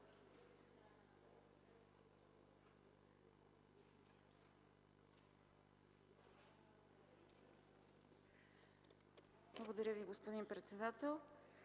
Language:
Bulgarian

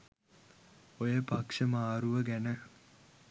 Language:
Sinhala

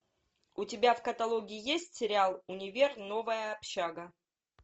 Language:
Russian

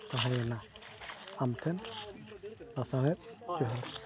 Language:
Santali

